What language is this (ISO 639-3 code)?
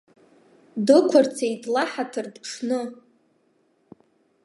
abk